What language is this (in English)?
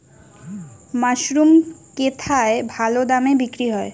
Bangla